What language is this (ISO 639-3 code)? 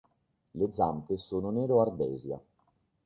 ita